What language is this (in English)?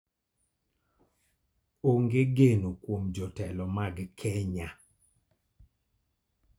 Luo (Kenya and Tanzania)